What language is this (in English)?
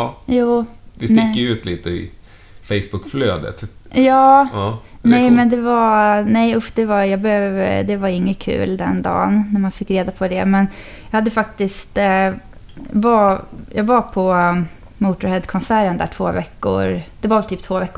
Swedish